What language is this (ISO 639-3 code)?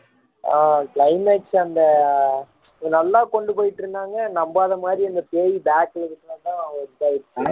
tam